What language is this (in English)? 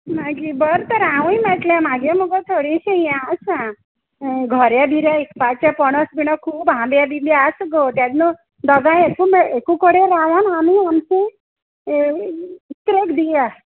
Konkani